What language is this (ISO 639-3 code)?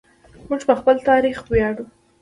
pus